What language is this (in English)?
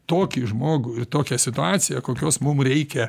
Lithuanian